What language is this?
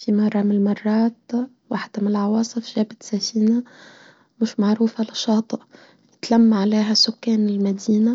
Tunisian Arabic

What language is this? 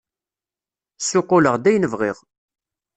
Kabyle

